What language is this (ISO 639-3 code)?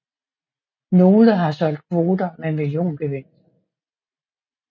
dan